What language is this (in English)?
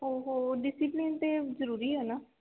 Punjabi